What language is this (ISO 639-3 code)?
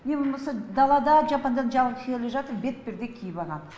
kaz